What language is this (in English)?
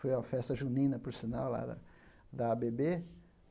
Portuguese